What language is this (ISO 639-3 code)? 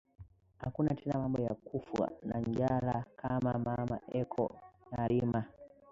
swa